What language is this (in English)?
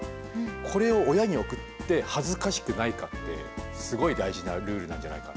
Japanese